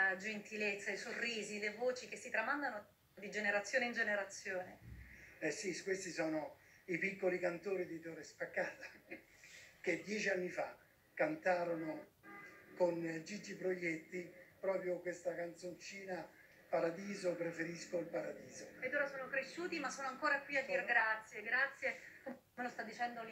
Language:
Italian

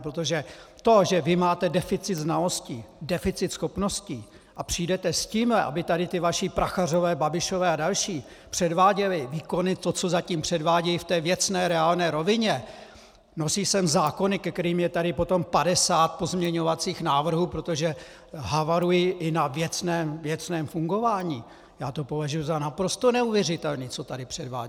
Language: Czech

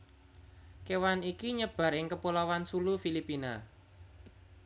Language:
Javanese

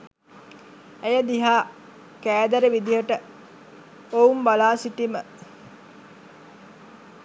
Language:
Sinhala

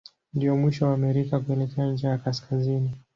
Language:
Swahili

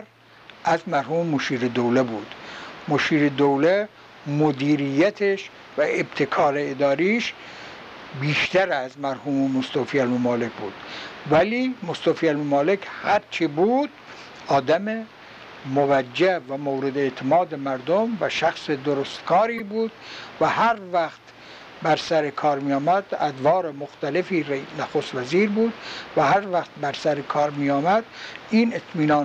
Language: Persian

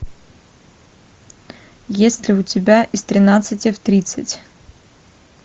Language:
Russian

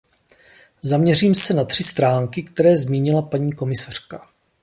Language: Czech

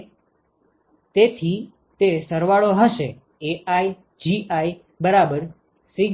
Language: Gujarati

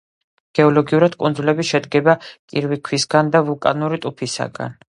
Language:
Georgian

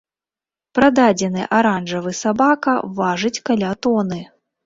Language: Belarusian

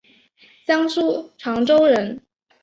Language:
Chinese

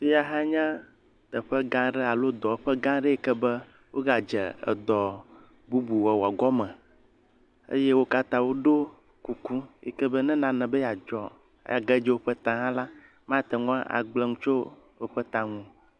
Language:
Ewe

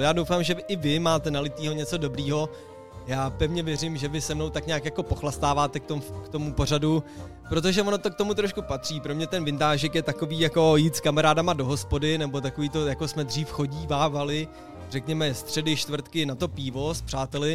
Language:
Czech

